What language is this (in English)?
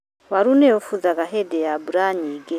Kikuyu